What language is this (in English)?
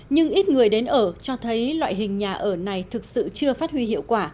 Vietnamese